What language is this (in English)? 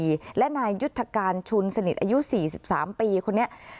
Thai